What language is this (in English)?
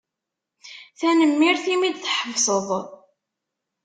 Kabyle